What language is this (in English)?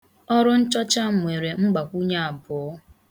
Igbo